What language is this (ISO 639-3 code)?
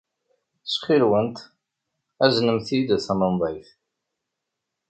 kab